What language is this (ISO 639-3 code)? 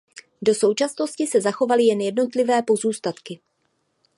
ces